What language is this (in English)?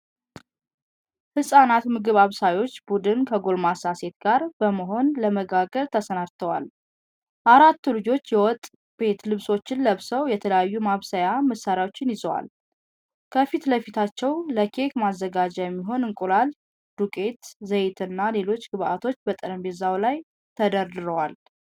Amharic